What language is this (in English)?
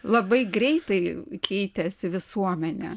Lithuanian